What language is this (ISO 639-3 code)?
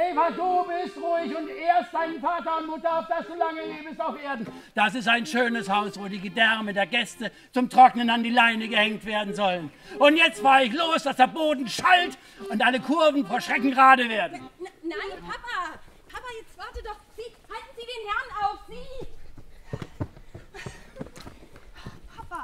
deu